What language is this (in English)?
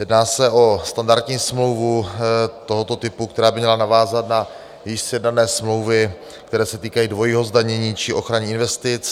Czech